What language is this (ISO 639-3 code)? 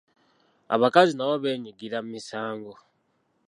lug